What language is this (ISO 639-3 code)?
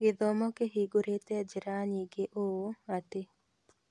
kik